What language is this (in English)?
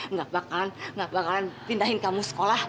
Indonesian